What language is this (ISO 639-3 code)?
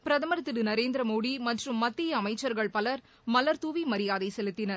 tam